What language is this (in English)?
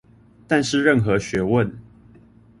Chinese